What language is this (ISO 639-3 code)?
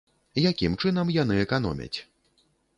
bel